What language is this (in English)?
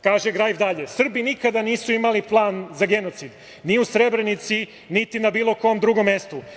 Serbian